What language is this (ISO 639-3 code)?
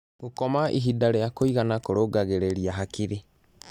kik